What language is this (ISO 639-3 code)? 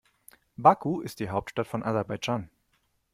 deu